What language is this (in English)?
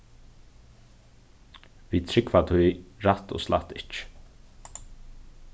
Faroese